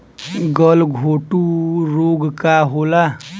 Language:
Bhojpuri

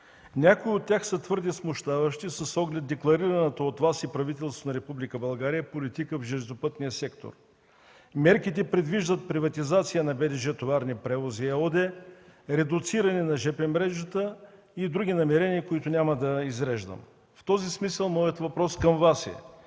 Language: Bulgarian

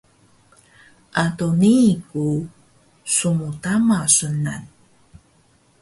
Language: Taroko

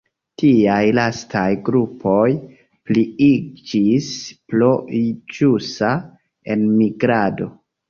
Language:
Esperanto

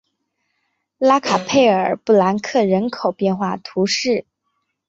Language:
Chinese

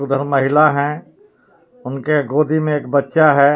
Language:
Hindi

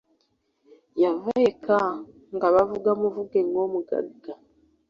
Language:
Ganda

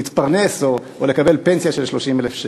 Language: Hebrew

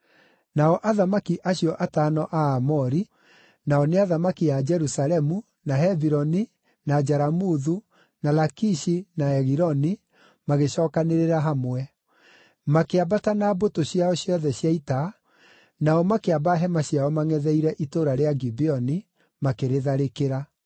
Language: Kikuyu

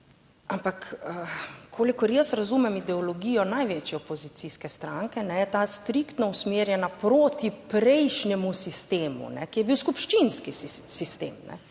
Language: Slovenian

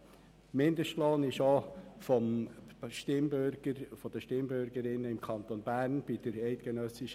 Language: Swiss German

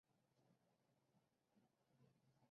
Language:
Chinese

